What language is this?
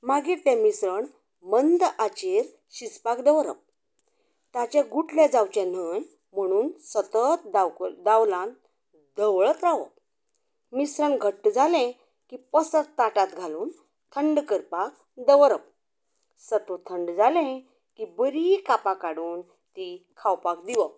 Konkani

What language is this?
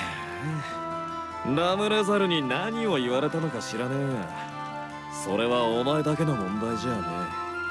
Japanese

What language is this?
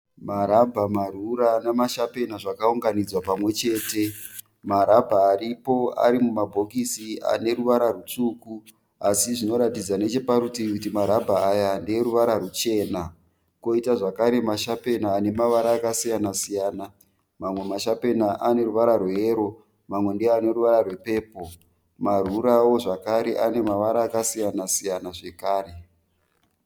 Shona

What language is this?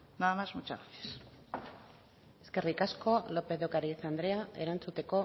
Basque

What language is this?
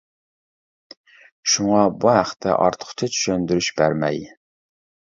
Uyghur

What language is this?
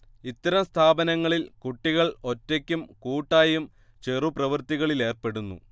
Malayalam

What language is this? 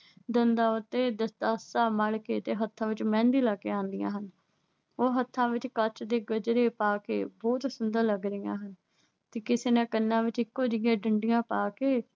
Punjabi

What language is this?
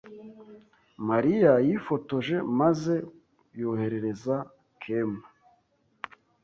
Kinyarwanda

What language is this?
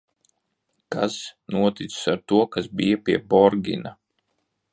Latvian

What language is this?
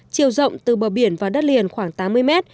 Vietnamese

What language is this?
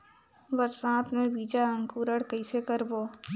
Chhattisgarhi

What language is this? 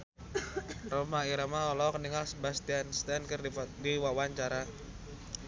Sundanese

